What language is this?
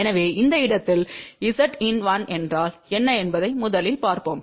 Tamil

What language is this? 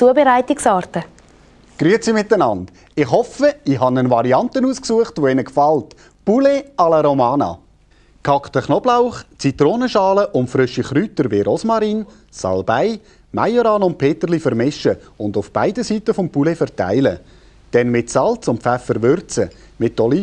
German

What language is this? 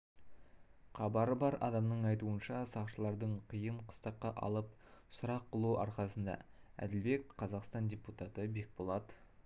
Kazakh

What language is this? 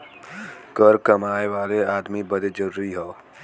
Bhojpuri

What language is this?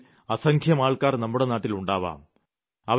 Malayalam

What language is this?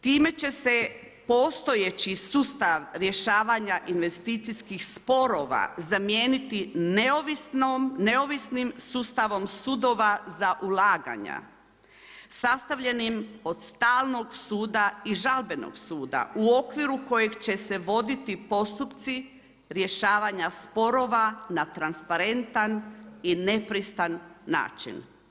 Croatian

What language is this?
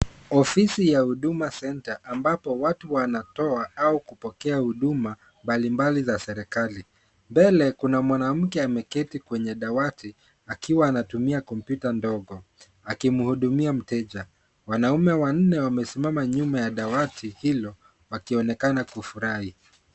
Swahili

